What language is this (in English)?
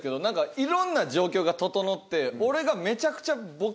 Japanese